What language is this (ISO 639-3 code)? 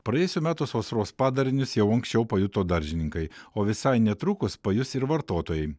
lit